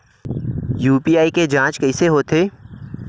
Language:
Chhattisgarhi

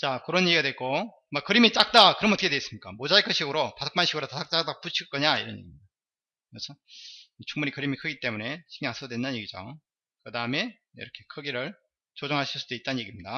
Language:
Korean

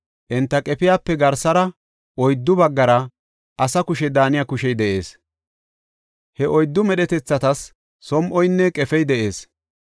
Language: Gofa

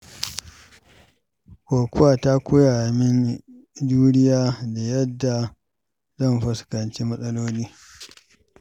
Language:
Hausa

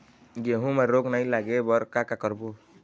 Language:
Chhattisgarhi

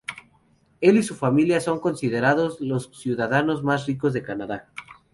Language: Spanish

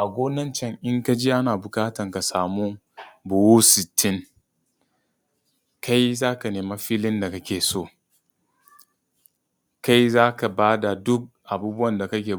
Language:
Hausa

